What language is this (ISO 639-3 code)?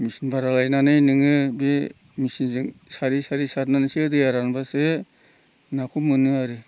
brx